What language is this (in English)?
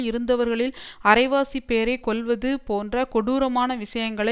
Tamil